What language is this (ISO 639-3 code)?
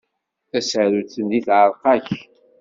kab